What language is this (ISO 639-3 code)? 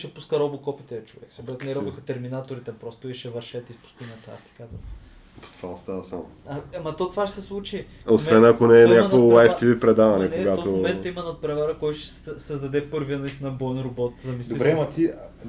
bul